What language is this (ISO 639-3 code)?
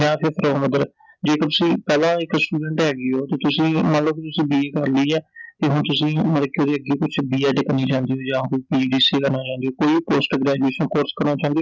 pan